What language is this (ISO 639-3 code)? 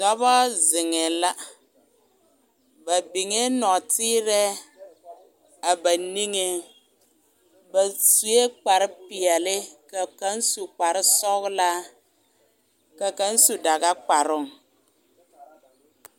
dga